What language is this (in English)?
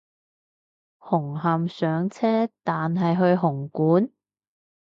Cantonese